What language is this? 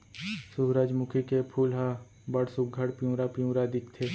Chhattisgarhi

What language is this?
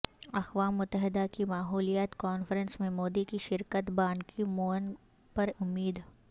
Urdu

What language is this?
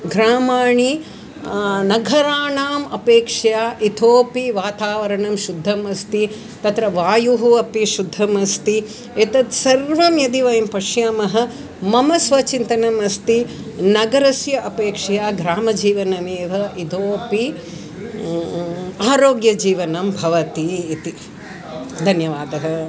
Sanskrit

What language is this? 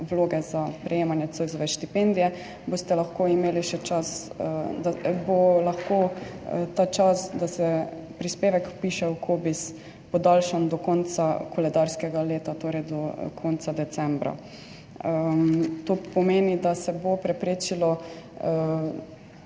Slovenian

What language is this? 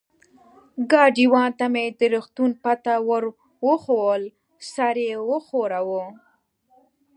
Pashto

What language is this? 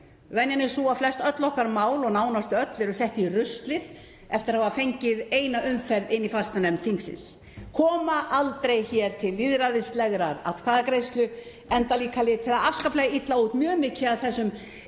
Icelandic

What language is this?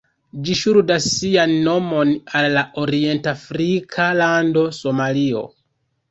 Esperanto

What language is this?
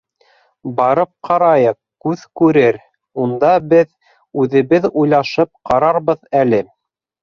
Bashkir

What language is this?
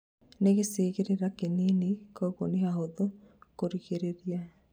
Kikuyu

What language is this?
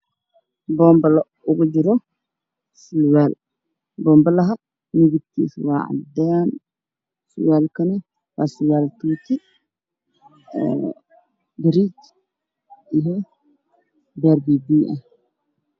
Somali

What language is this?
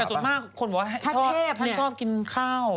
Thai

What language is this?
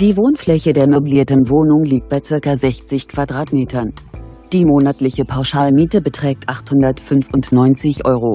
German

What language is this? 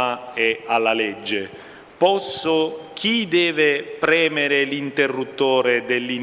Spanish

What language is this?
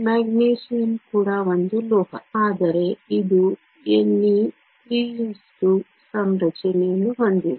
Kannada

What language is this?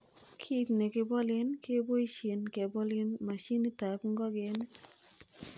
Kalenjin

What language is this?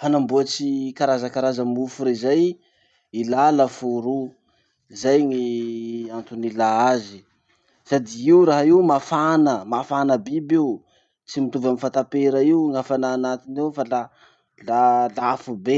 Masikoro Malagasy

